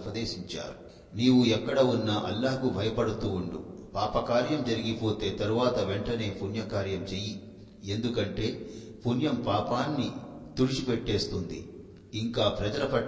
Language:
Telugu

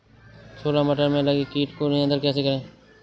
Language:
Hindi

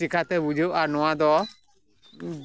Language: Santali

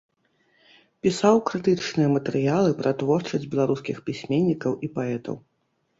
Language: Belarusian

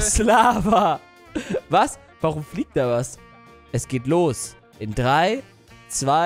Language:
German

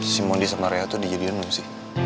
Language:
Indonesian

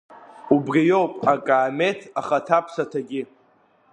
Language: Abkhazian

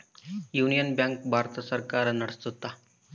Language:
Kannada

